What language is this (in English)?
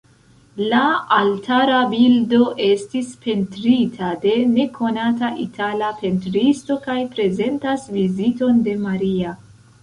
Esperanto